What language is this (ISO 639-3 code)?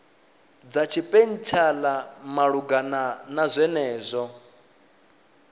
ven